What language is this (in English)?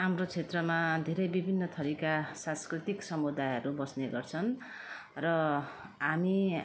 Nepali